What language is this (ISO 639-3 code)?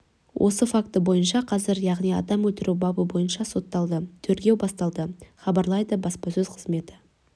kaz